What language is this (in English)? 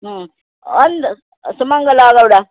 Kannada